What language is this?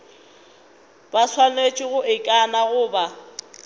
Northern Sotho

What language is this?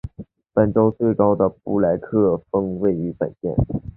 Chinese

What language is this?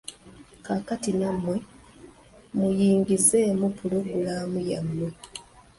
Ganda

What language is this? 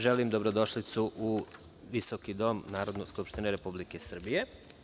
Serbian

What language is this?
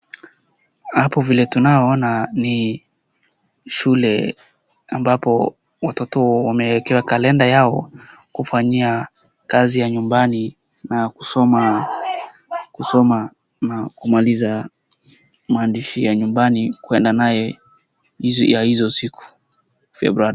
Swahili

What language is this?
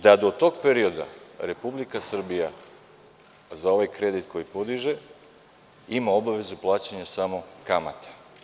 Serbian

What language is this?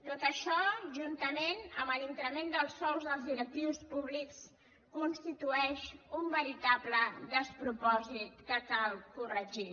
Catalan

